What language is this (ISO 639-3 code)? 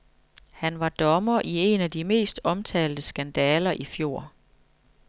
dan